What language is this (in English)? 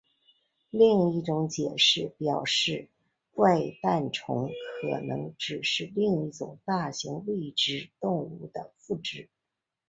Chinese